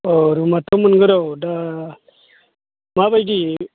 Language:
Bodo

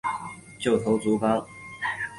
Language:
Chinese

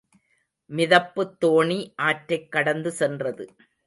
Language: Tamil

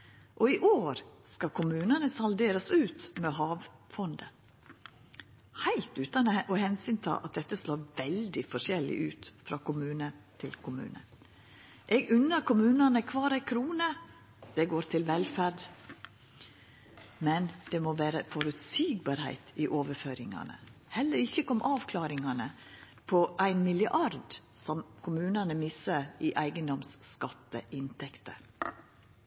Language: Norwegian Nynorsk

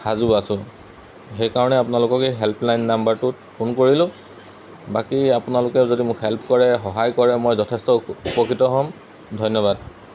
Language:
Assamese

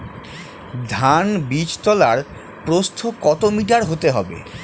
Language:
Bangla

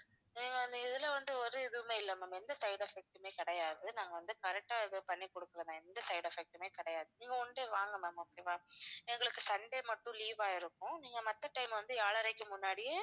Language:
Tamil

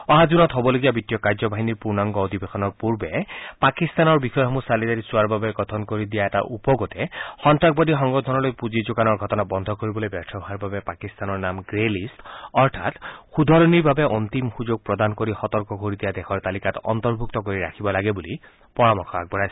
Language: Assamese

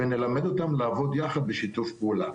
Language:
Hebrew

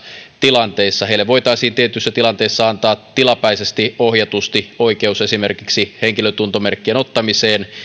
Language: Finnish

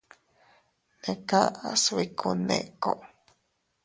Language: Teutila Cuicatec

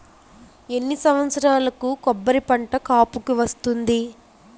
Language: Telugu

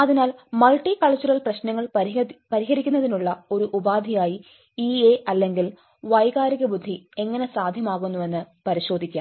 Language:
Malayalam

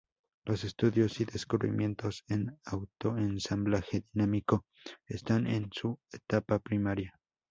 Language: Spanish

